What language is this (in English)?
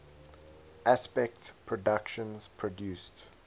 English